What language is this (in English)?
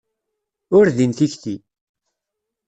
Kabyle